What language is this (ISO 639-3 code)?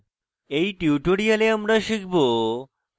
ben